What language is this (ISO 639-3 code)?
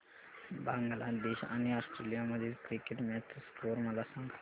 mar